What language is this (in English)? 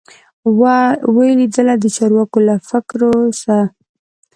Pashto